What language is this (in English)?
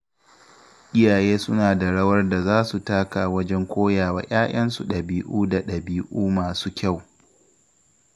Hausa